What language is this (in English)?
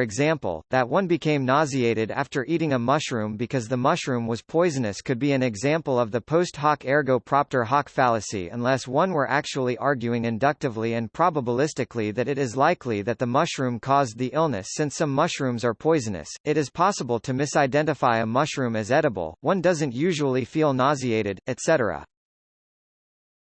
English